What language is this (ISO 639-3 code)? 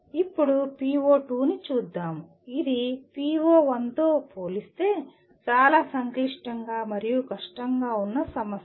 tel